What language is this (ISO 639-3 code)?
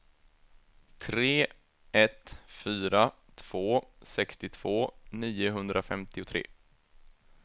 swe